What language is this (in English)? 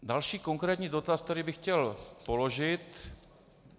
Czech